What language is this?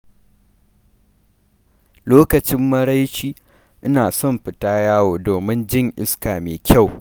Hausa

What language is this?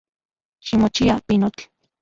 Central Puebla Nahuatl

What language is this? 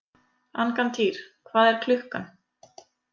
Icelandic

